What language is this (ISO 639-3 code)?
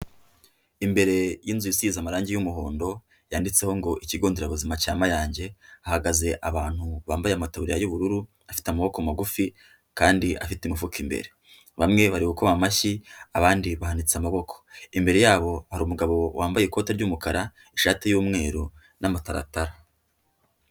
kin